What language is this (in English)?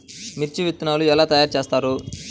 Telugu